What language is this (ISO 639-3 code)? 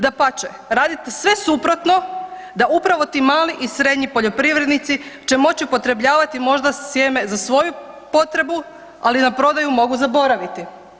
hrv